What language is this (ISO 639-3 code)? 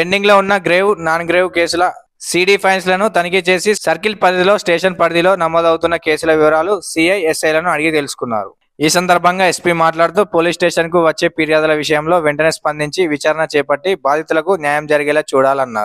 tel